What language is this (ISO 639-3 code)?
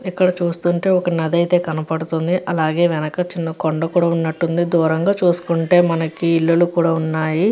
tel